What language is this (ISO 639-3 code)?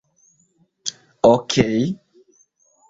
epo